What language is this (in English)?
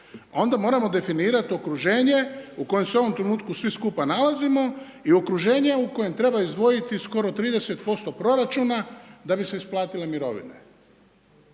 Croatian